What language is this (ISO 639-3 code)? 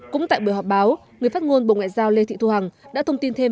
vie